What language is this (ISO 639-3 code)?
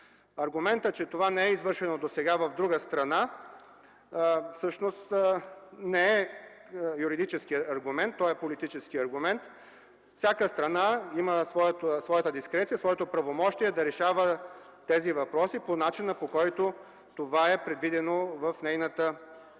bul